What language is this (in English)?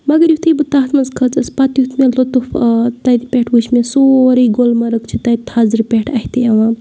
Kashmiri